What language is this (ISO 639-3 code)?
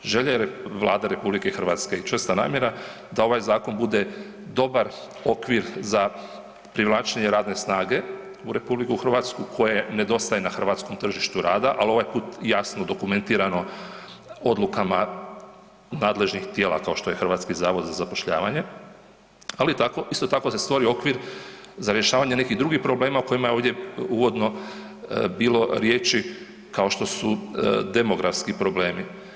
hrv